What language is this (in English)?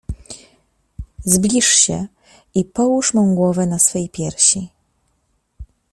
Polish